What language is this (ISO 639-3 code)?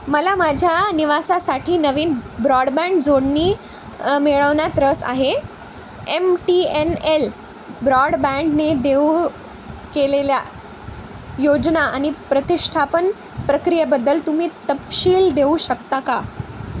mar